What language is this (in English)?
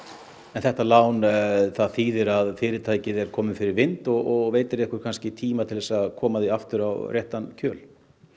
Icelandic